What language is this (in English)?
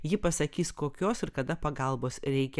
Lithuanian